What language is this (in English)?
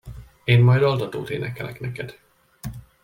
Hungarian